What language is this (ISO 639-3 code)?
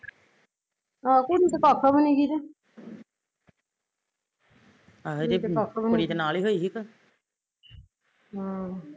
pan